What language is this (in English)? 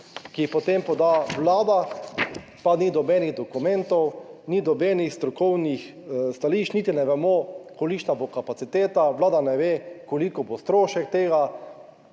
Slovenian